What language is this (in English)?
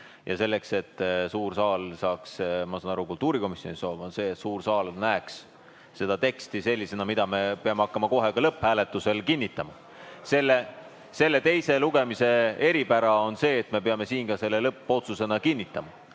Estonian